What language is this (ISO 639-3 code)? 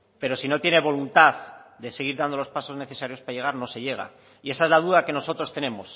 spa